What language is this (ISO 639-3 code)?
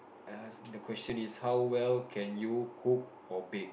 eng